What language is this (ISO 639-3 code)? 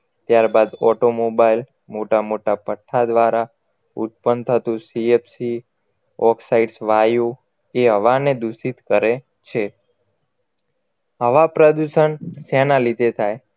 guj